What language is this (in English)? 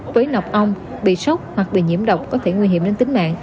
Vietnamese